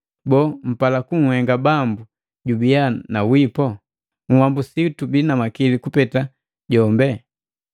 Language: Matengo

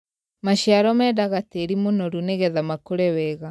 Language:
Kikuyu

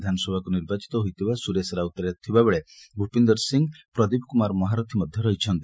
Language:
Odia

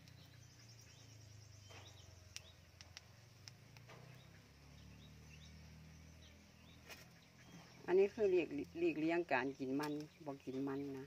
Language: Thai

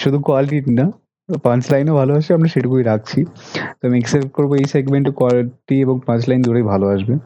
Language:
Bangla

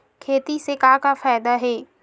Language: Chhattisgarhi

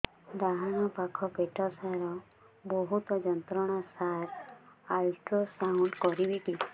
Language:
Odia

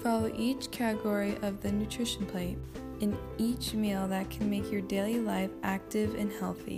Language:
English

